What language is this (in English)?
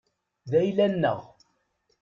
Kabyle